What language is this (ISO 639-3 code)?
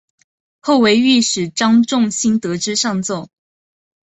zho